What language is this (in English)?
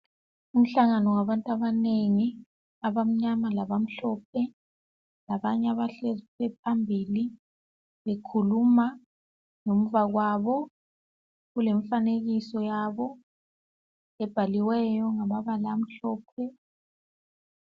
North Ndebele